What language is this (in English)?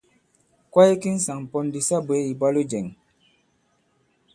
Bankon